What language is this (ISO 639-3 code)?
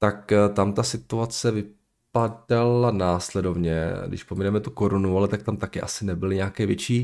ces